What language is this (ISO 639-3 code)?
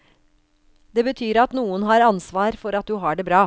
nor